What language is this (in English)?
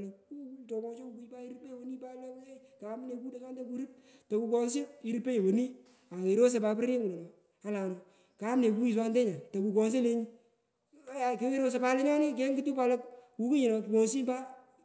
Pökoot